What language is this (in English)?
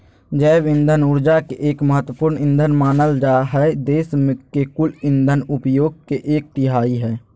Magahi